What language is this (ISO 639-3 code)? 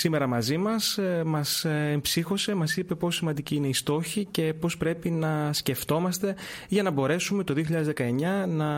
ell